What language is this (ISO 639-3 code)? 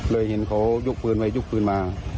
tha